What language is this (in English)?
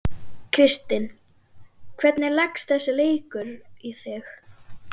Icelandic